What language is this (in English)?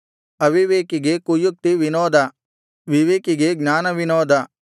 Kannada